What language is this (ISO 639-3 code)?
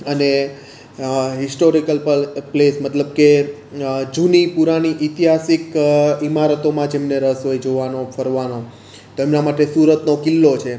guj